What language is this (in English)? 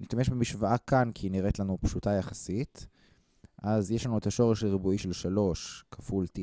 Hebrew